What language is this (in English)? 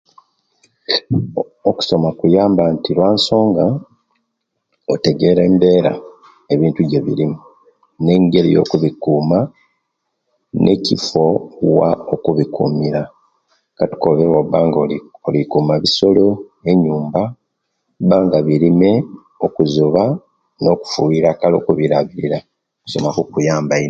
Kenyi